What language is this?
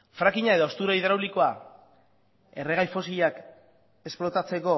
Basque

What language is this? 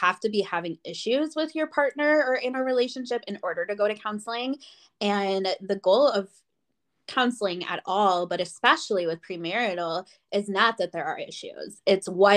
English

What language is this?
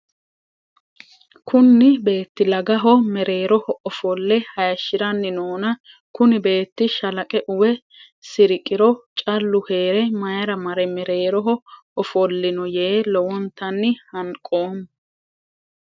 Sidamo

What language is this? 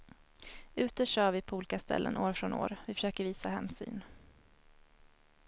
Swedish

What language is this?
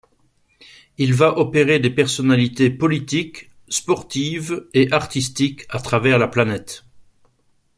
French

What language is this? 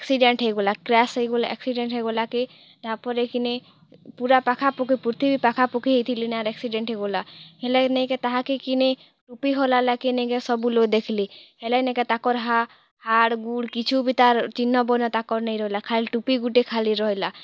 Odia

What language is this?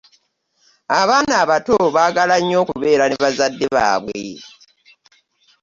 Ganda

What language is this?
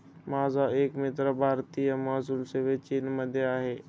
Marathi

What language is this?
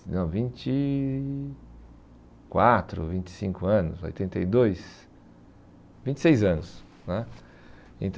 Portuguese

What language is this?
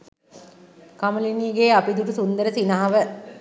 Sinhala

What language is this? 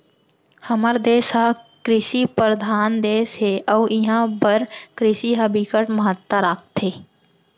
Chhattisgarhi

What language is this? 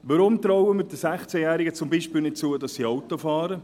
Swiss German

